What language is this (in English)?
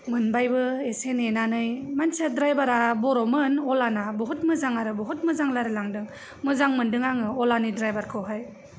Bodo